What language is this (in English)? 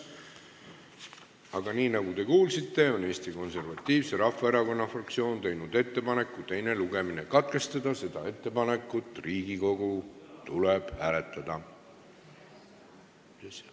Estonian